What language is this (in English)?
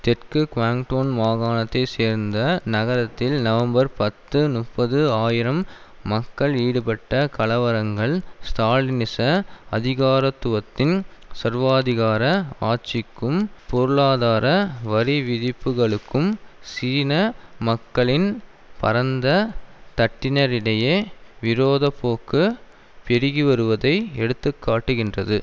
Tamil